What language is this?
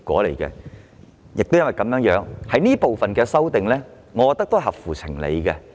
Cantonese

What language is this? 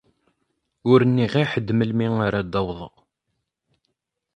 Kabyle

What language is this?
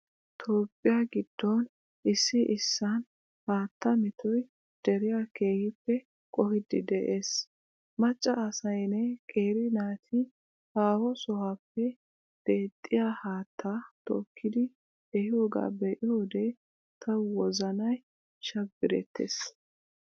Wolaytta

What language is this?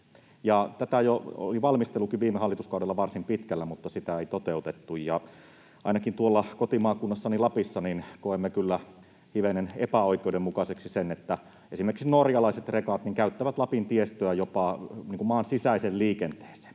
Finnish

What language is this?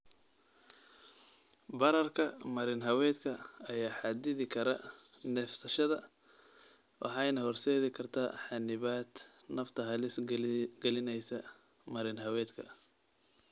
Somali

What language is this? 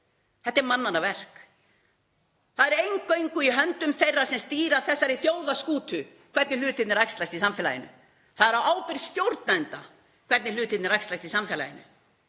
Icelandic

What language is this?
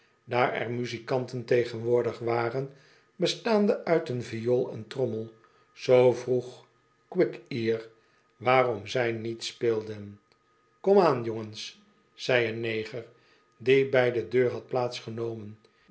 Dutch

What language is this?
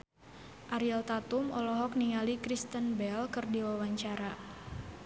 Sundanese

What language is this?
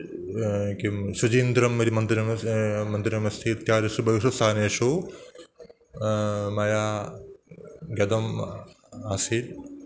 Sanskrit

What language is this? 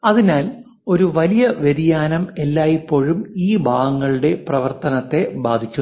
Malayalam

